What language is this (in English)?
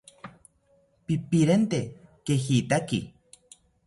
South Ucayali Ashéninka